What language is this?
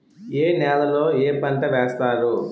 Telugu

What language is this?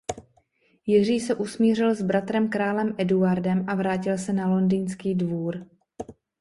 Czech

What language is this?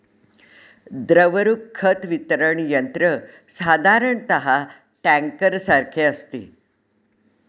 Marathi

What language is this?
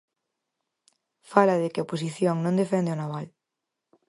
Galician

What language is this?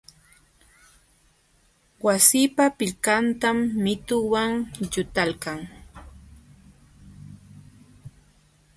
Jauja Wanca Quechua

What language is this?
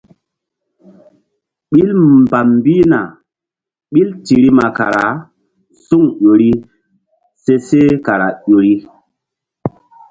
Mbum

